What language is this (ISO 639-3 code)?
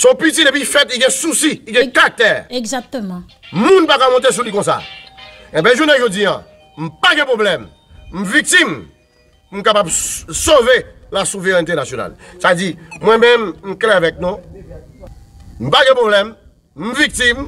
fra